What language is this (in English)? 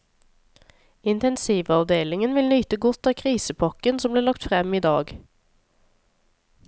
Norwegian